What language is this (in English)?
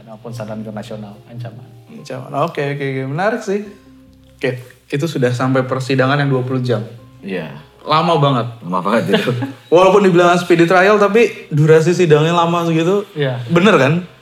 Indonesian